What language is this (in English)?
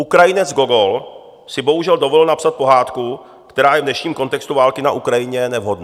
Czech